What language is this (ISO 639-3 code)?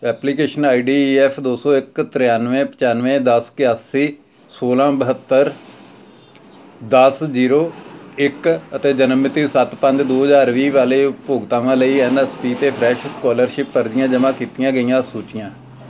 pan